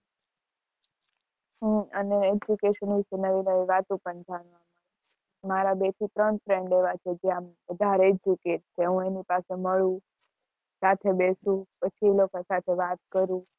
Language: Gujarati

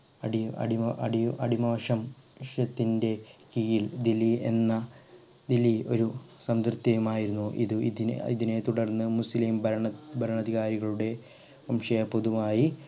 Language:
Malayalam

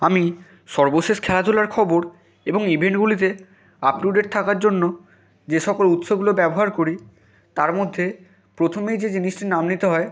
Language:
Bangla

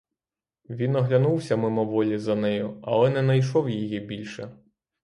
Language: Ukrainian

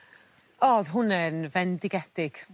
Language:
Welsh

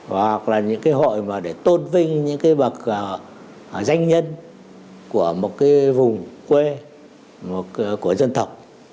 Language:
Vietnamese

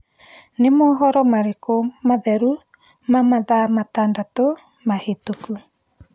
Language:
Kikuyu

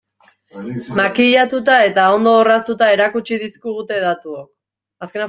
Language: Basque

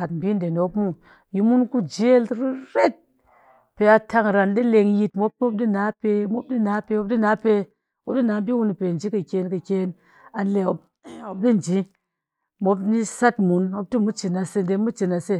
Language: Cakfem-Mushere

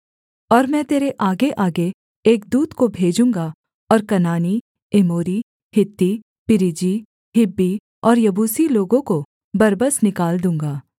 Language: Hindi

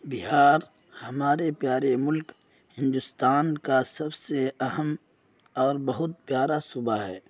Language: Urdu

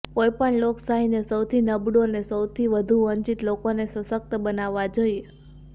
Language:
Gujarati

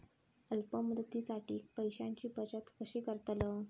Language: Marathi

